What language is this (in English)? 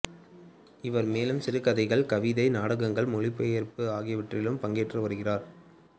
Tamil